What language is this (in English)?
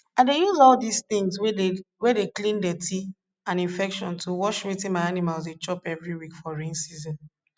Nigerian Pidgin